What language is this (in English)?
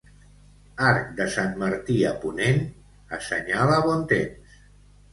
Catalan